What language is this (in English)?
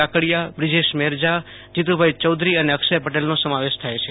Gujarati